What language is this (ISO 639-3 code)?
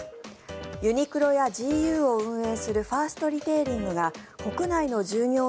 jpn